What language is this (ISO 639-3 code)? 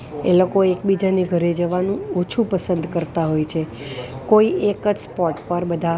guj